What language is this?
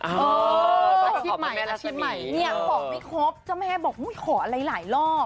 Thai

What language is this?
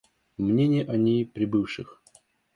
Russian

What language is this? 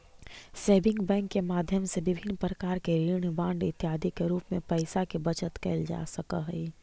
Magahi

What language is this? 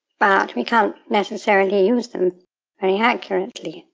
English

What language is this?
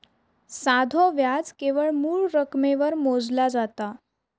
Marathi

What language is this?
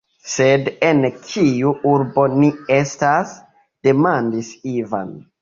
Esperanto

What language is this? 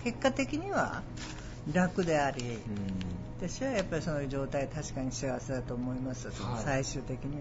Japanese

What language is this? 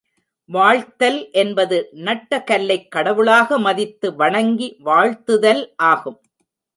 Tamil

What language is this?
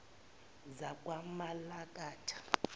Zulu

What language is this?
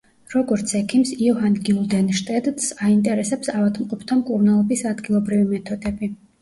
Georgian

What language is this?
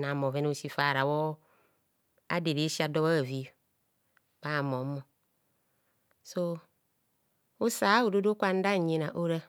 Kohumono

